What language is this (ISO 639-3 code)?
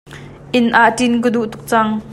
cnh